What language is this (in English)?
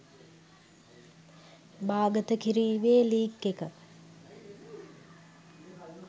Sinhala